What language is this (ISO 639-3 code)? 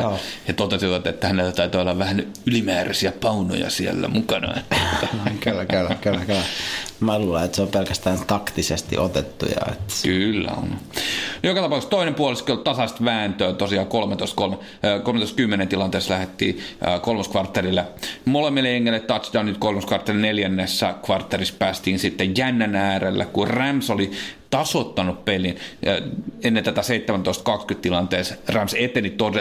fin